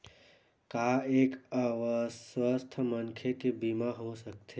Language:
Chhattisgarhi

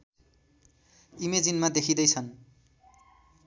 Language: Nepali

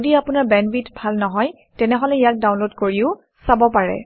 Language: Assamese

